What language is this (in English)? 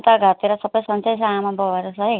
Nepali